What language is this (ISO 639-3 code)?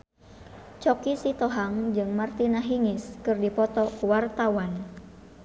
sun